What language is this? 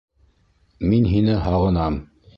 Bashkir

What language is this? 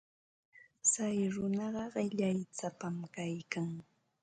Ambo-Pasco Quechua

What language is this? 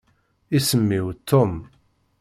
Kabyle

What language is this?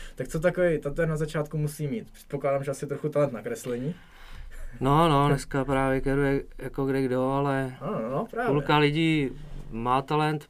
Czech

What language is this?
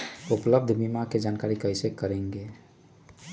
Magahi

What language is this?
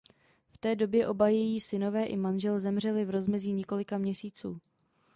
Czech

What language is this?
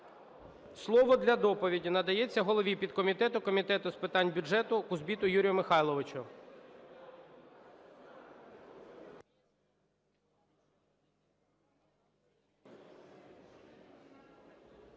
Ukrainian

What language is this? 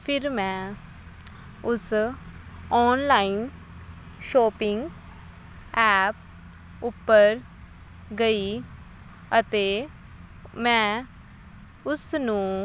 Punjabi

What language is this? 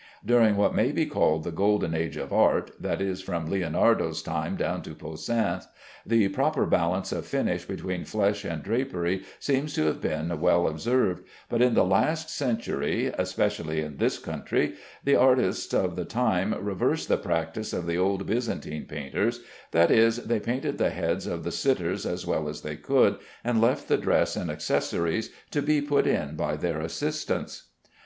English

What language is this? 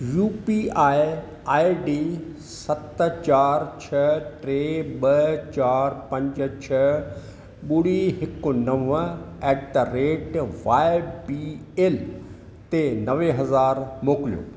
Sindhi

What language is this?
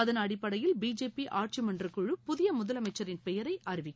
Tamil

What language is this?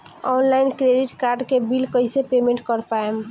Bhojpuri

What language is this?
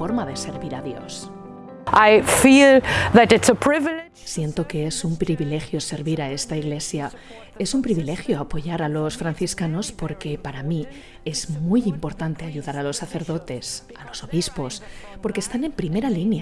Spanish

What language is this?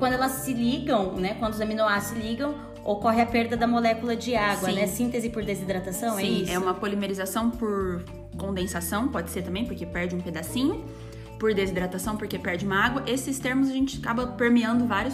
Portuguese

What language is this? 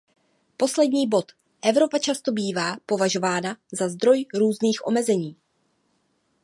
Czech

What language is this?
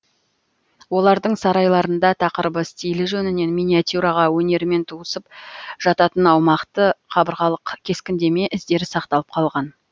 Kazakh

